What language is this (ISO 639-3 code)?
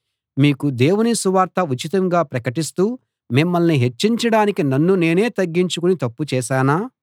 tel